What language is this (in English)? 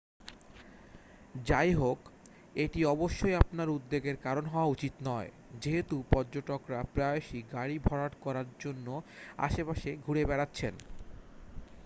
Bangla